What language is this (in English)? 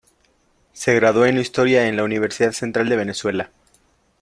Spanish